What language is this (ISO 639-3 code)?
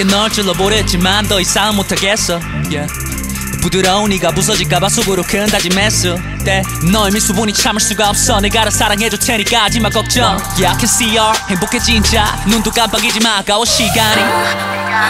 kor